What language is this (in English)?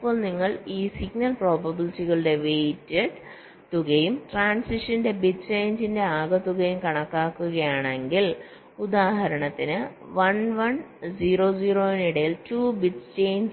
Malayalam